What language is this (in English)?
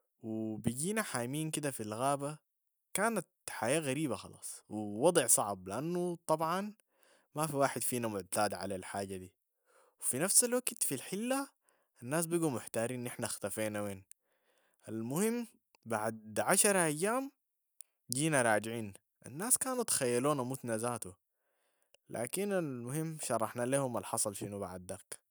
Sudanese Arabic